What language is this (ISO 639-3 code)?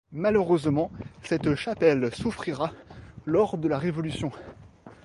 fra